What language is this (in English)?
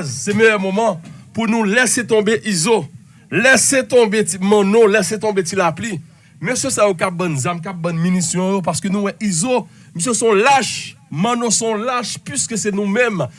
French